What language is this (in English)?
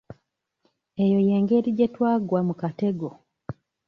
Ganda